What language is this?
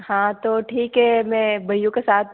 Hindi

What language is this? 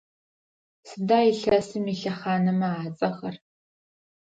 Adyghe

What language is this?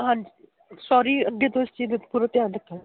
Punjabi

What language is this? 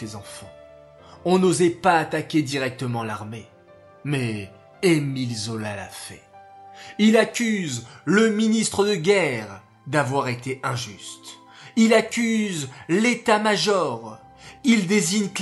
French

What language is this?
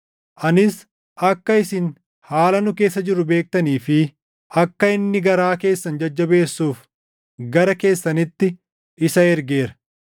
Oromo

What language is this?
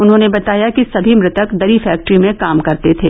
Hindi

